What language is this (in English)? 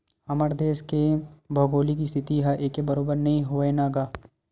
Chhattisgarhi